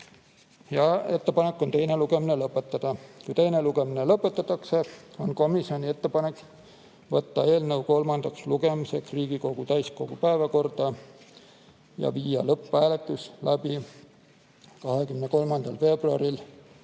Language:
Estonian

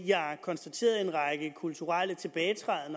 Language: Danish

